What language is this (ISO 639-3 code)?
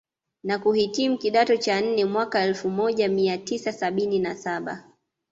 swa